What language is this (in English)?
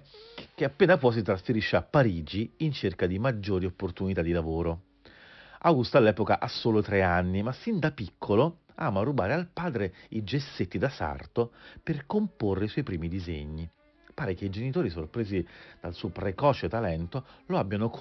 Italian